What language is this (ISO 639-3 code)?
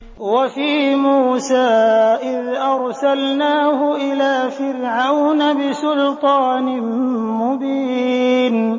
ara